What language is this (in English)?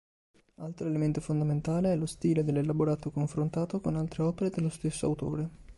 Italian